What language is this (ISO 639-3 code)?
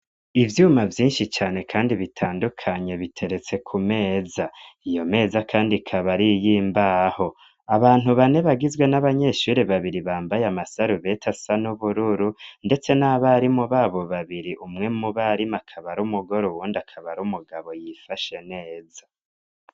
run